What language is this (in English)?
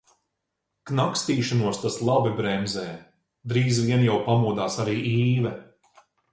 Latvian